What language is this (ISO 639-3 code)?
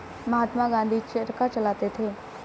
hin